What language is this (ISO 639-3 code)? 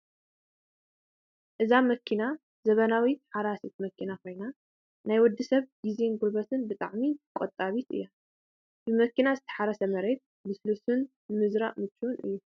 tir